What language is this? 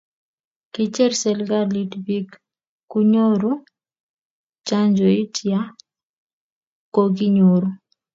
Kalenjin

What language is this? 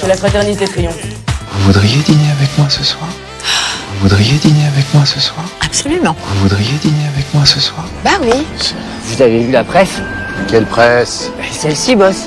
French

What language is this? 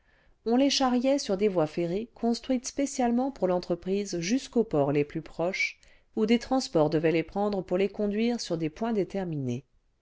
French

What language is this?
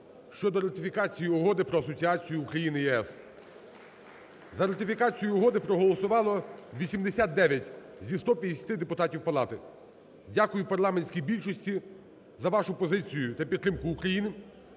Ukrainian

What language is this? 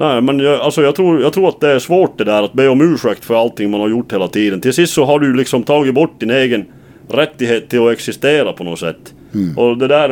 Swedish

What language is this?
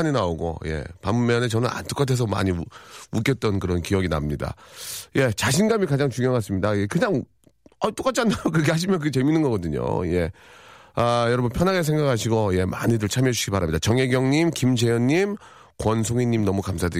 Korean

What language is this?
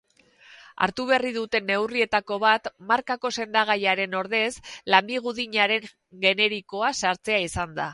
Basque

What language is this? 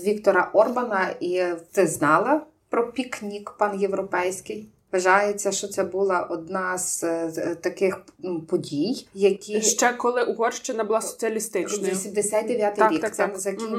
Ukrainian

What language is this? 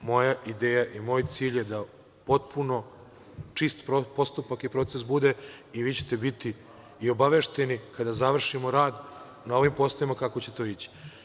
Serbian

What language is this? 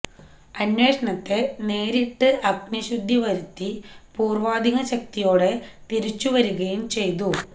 Malayalam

